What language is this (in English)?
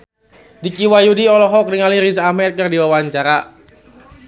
Sundanese